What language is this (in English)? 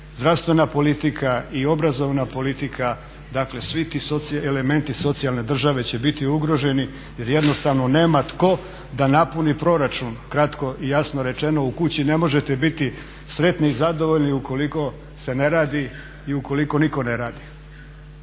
Croatian